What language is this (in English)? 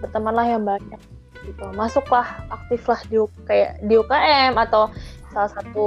Indonesian